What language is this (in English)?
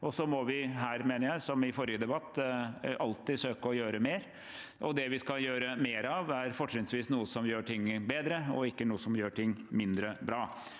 Norwegian